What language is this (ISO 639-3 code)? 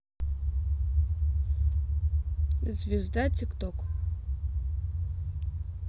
rus